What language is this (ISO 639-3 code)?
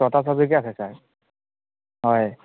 asm